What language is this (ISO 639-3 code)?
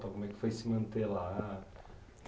por